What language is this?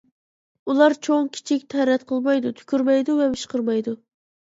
Uyghur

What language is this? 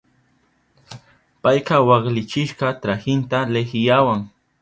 Southern Pastaza Quechua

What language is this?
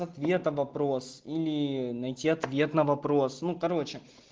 Russian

